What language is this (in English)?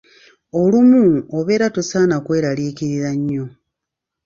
Ganda